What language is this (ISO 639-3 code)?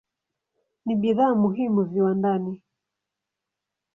swa